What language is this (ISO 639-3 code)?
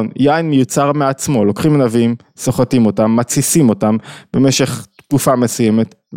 heb